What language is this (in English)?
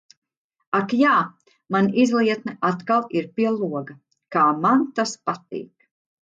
Latvian